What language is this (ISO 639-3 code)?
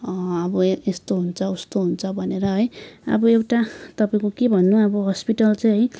nep